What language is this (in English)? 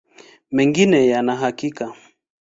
Swahili